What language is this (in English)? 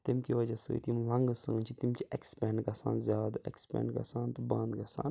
Kashmiri